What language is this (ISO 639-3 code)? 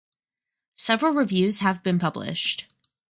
eng